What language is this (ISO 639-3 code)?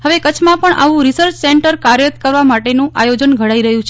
guj